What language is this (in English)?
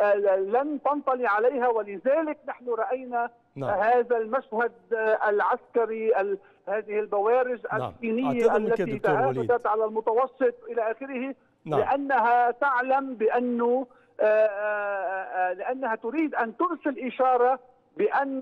Arabic